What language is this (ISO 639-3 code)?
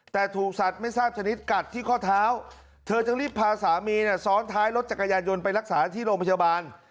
tha